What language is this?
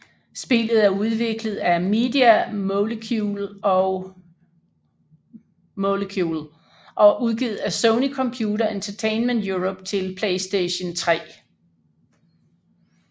Danish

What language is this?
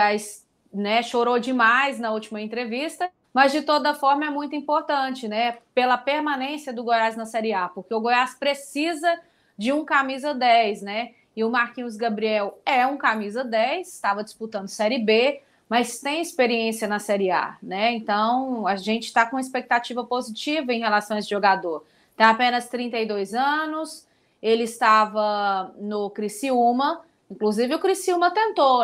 Portuguese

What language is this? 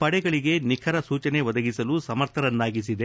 Kannada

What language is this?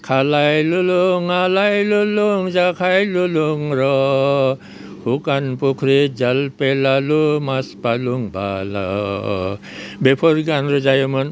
Bodo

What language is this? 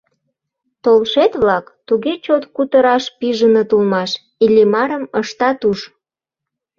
Mari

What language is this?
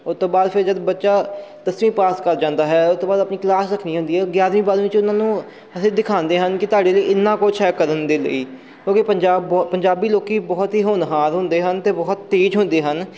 Punjabi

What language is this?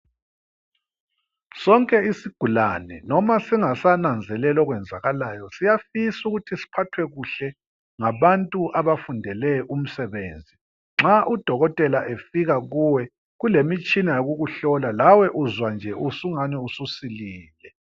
North Ndebele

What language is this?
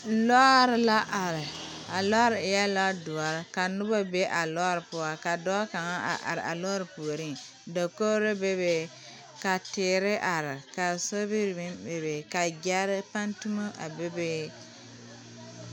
Southern Dagaare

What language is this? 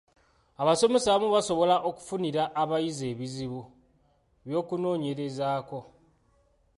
Ganda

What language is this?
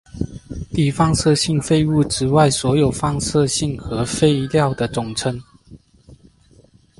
Chinese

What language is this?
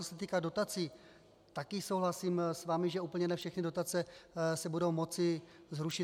Czech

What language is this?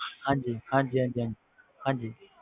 Punjabi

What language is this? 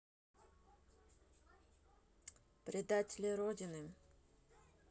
Russian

